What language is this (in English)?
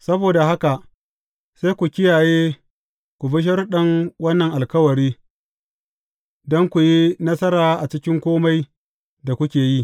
Hausa